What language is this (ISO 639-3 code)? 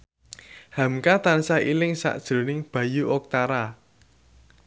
jav